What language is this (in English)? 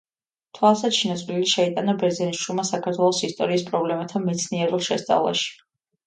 Georgian